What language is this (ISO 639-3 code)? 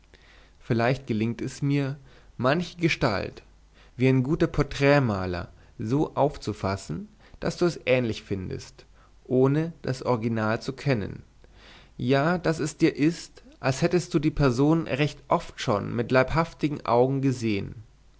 deu